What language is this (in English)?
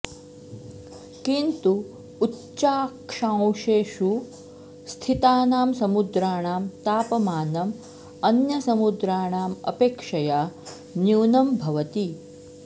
Sanskrit